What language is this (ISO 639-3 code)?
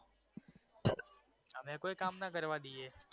guj